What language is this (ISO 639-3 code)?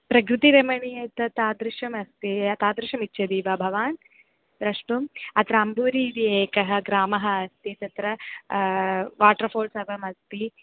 san